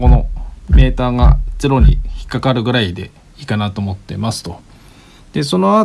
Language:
Japanese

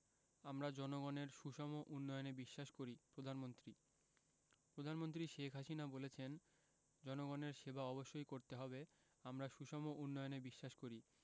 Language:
Bangla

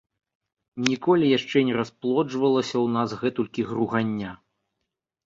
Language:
Belarusian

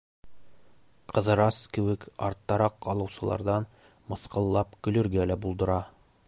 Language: Bashkir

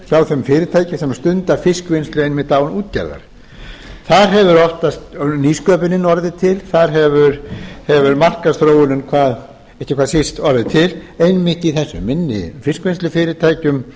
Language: Icelandic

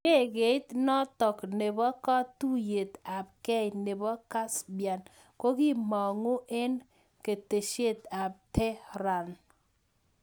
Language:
Kalenjin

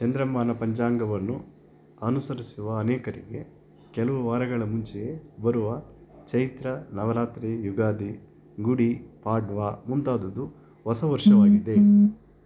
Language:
Kannada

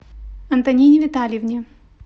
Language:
Russian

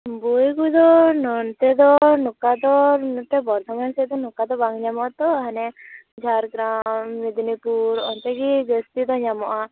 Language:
Santali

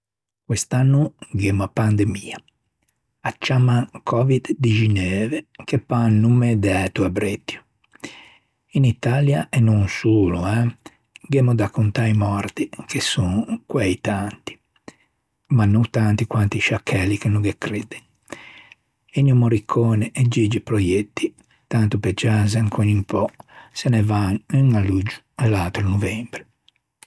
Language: Ligurian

